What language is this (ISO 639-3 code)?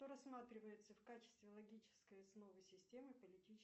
rus